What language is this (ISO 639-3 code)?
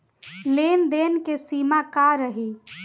bho